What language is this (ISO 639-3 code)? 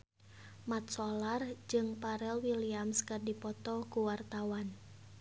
sun